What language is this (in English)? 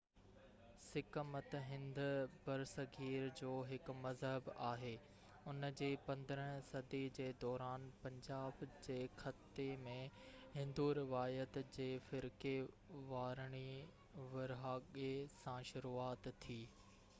Sindhi